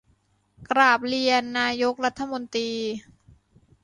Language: Thai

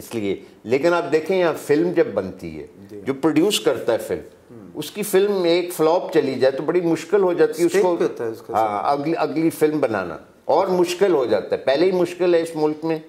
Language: Hindi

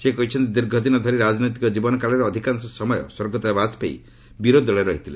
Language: Odia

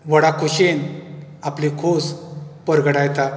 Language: Konkani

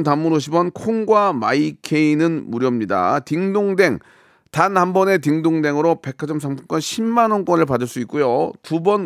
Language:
Korean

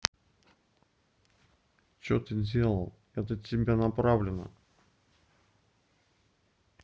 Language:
Russian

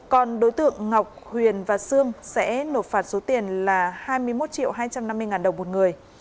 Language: Vietnamese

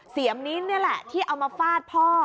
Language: Thai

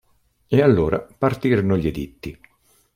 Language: Italian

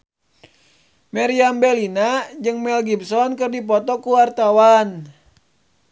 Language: Sundanese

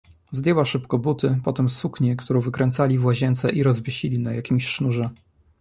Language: Polish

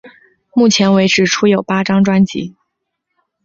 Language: Chinese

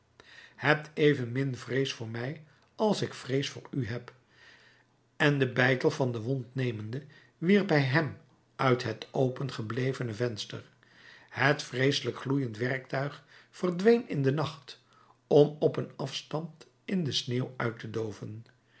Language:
Dutch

